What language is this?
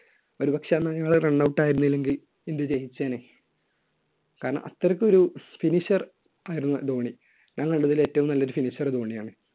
Malayalam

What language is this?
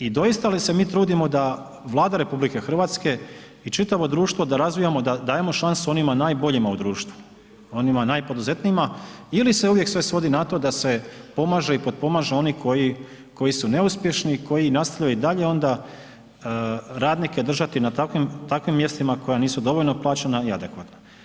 Croatian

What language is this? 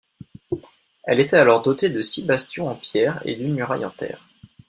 French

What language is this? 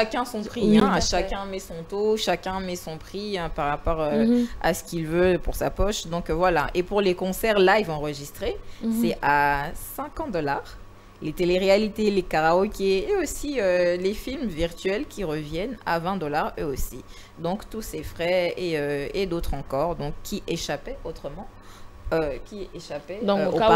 French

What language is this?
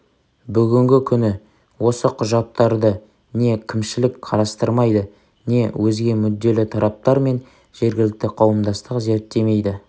Kazakh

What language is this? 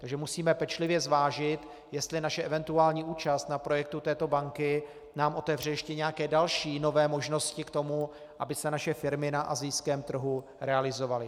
Czech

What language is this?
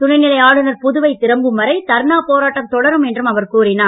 Tamil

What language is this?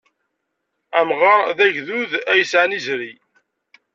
Kabyle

